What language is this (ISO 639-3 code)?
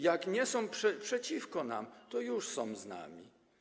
pol